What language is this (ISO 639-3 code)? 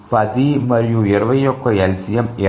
tel